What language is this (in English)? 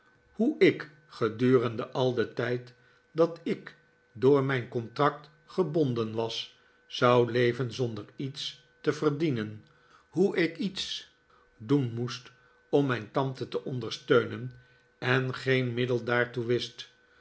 Dutch